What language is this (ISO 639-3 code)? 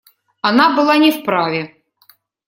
rus